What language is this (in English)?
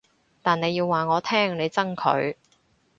Cantonese